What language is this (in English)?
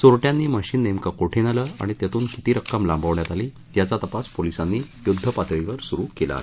Marathi